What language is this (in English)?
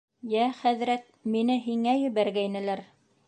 Bashkir